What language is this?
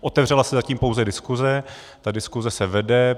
Czech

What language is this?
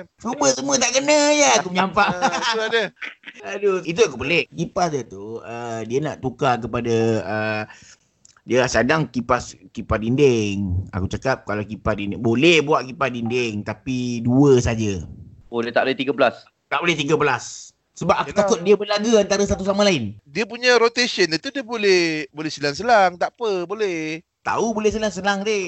Malay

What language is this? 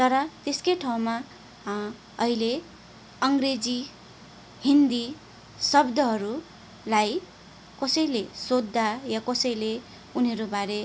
Nepali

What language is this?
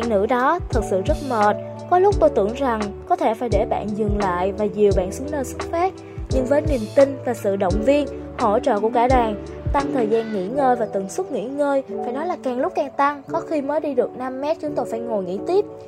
Vietnamese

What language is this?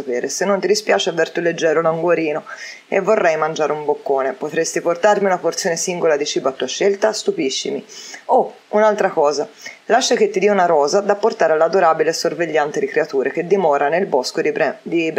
Italian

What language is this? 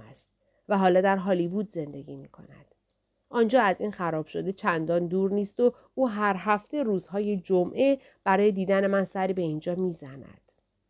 Persian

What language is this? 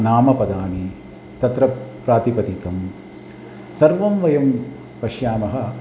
Sanskrit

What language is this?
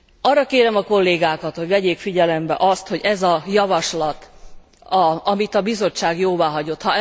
Hungarian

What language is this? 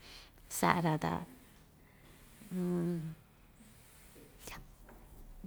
Ixtayutla Mixtec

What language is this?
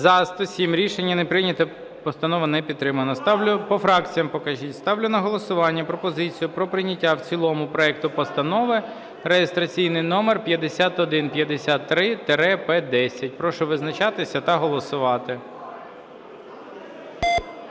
Ukrainian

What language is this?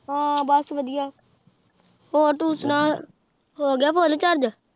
Punjabi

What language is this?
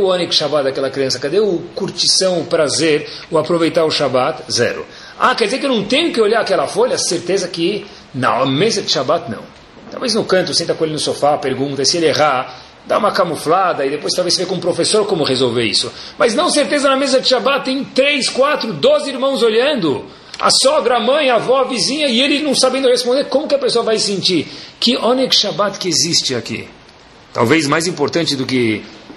Portuguese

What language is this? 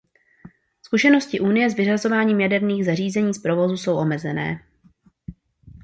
Czech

